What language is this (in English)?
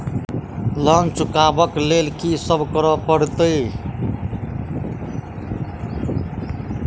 Maithili